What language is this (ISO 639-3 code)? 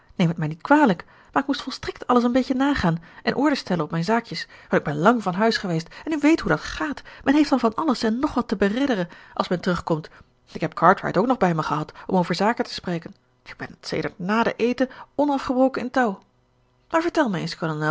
nld